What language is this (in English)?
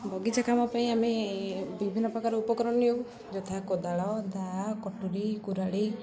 Odia